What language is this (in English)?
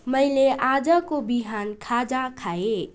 Nepali